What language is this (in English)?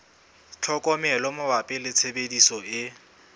Southern Sotho